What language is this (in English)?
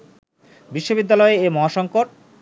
Bangla